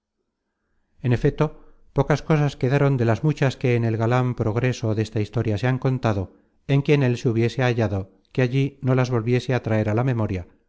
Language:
Spanish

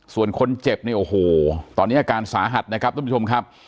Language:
Thai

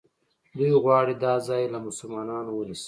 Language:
Pashto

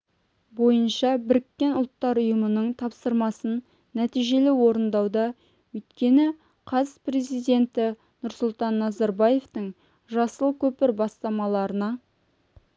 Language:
Kazakh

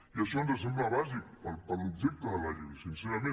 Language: Catalan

